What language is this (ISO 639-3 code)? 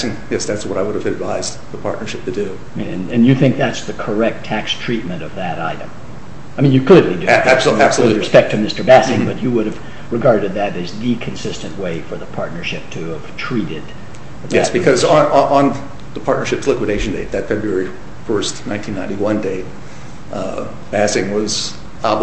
eng